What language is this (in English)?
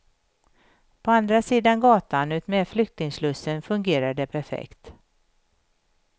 Swedish